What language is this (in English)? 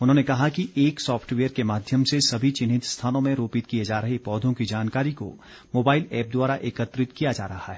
Hindi